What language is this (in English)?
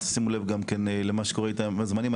Hebrew